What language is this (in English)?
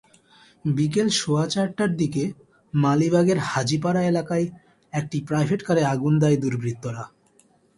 Bangla